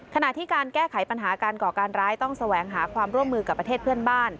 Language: Thai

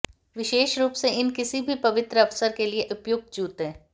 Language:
Hindi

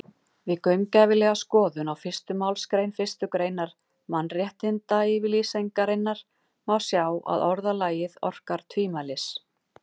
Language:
Icelandic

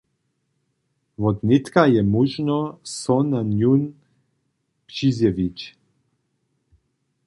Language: Upper Sorbian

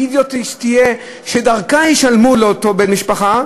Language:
Hebrew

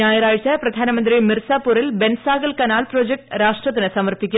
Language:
Malayalam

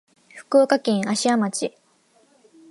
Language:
Japanese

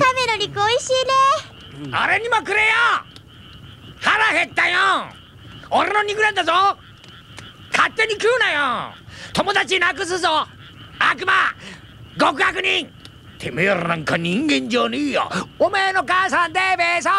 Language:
Japanese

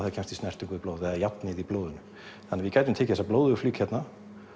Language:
Icelandic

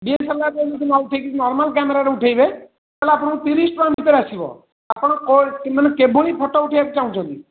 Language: Odia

